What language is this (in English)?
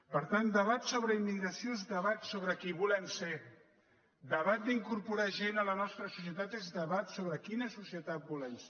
Catalan